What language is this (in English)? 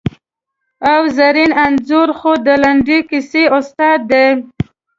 Pashto